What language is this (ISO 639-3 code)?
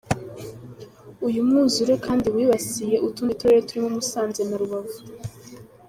kin